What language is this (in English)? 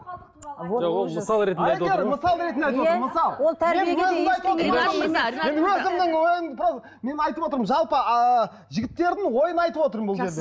Kazakh